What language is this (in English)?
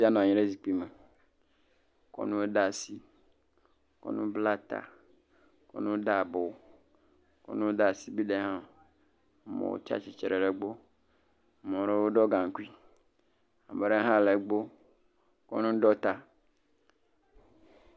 Ewe